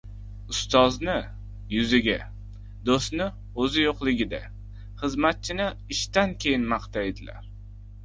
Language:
Uzbek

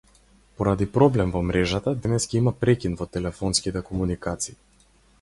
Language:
Macedonian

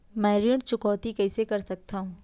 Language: Chhattisgarhi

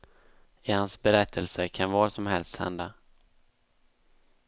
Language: Swedish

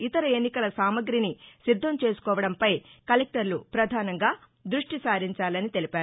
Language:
Telugu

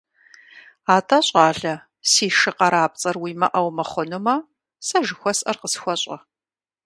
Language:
Kabardian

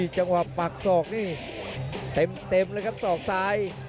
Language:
Thai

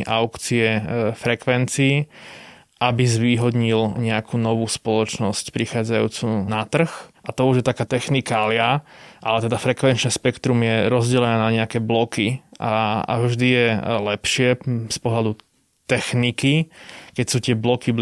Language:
Slovak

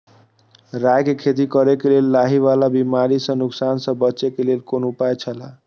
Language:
Maithili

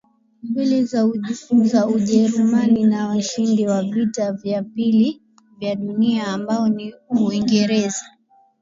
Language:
Swahili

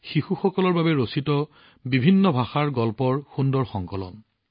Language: Assamese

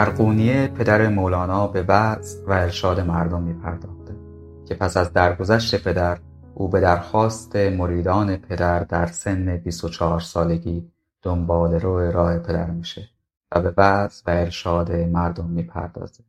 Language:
Persian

